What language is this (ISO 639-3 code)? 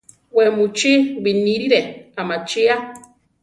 tar